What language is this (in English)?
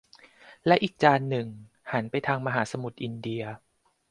Thai